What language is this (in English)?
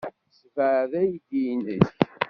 Kabyle